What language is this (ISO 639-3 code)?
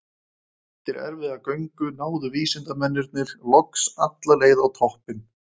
isl